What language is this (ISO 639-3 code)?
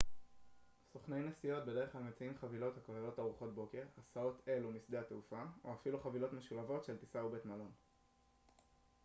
heb